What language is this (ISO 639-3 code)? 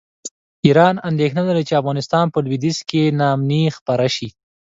pus